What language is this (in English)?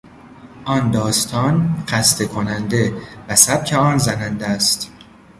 Persian